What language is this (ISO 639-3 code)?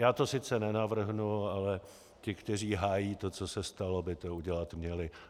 ces